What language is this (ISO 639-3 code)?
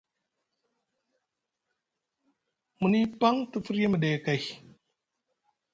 mug